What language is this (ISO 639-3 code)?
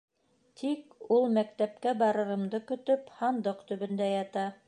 bak